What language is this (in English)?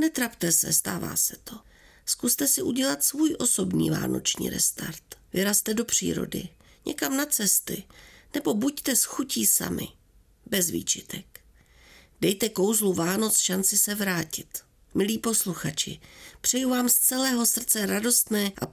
Czech